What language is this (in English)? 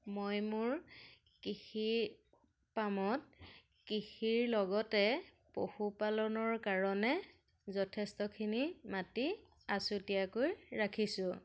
Assamese